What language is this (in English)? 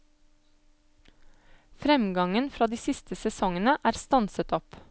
Norwegian